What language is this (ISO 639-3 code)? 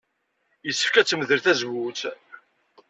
kab